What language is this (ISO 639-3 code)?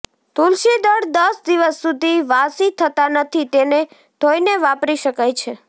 guj